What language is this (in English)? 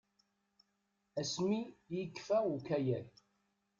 Kabyle